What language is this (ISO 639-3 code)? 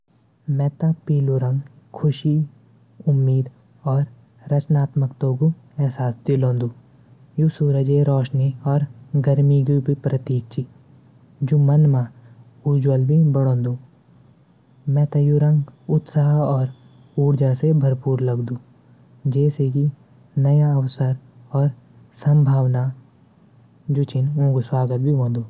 gbm